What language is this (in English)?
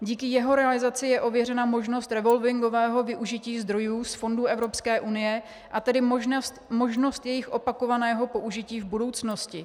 Czech